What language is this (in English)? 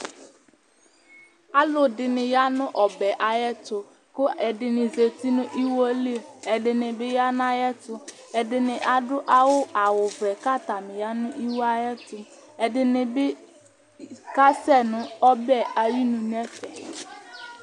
Ikposo